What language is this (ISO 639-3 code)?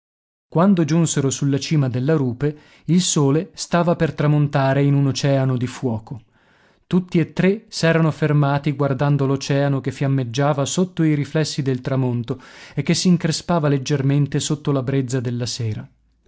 ita